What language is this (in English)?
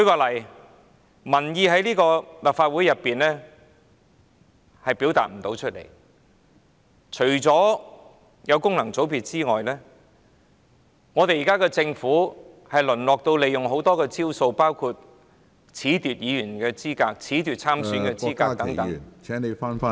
Cantonese